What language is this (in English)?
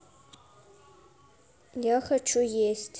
Russian